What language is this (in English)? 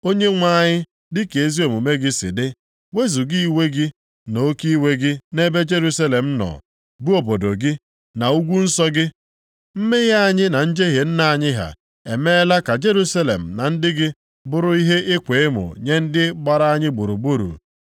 Igbo